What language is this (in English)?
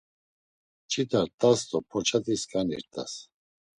Laz